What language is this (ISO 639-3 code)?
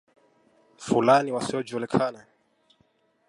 swa